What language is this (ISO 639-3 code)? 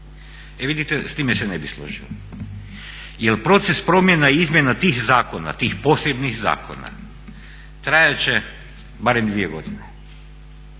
hrv